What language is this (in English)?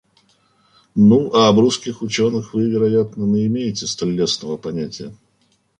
Russian